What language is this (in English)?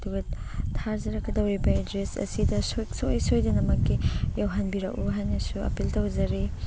Manipuri